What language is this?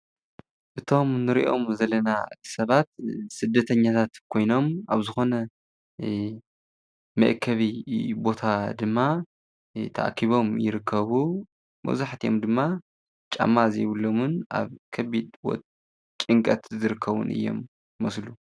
Tigrinya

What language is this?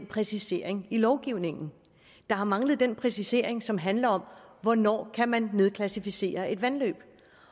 Danish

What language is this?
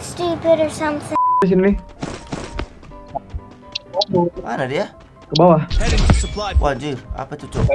Indonesian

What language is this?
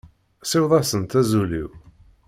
Kabyle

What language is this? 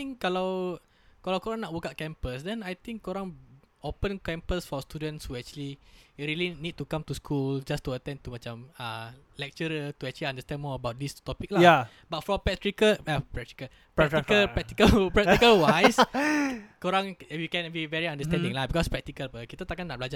Malay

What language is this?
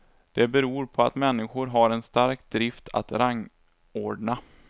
Swedish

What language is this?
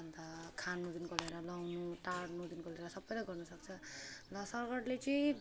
Nepali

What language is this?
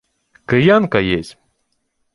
Ukrainian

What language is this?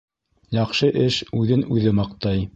Bashkir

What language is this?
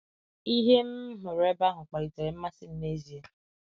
Igbo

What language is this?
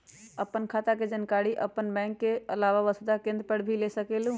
Magahi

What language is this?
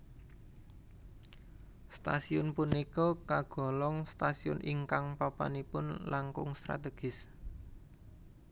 Javanese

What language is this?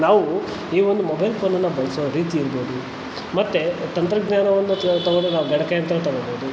Kannada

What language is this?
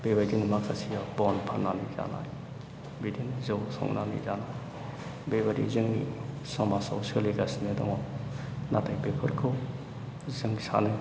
Bodo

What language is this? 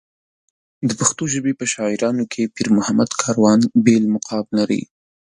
Pashto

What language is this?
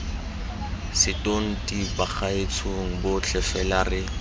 Tswana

